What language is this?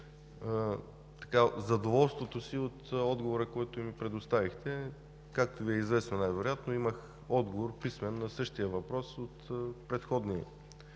Bulgarian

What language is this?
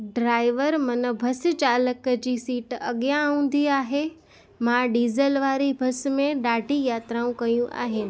Sindhi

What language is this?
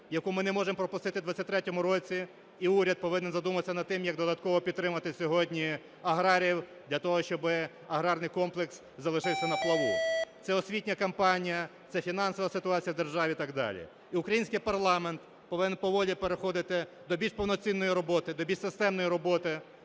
Ukrainian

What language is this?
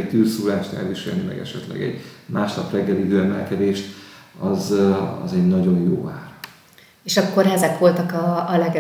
Hungarian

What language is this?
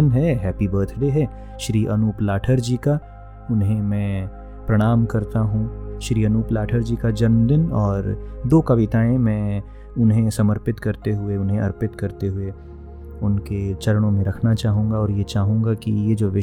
Hindi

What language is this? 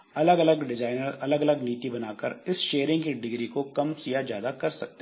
Hindi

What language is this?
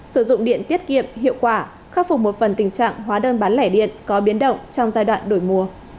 Vietnamese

